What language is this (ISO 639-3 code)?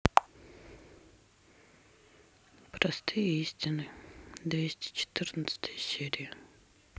rus